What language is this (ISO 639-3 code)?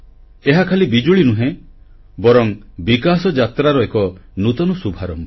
ori